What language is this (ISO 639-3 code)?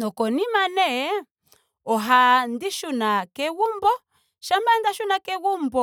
ndo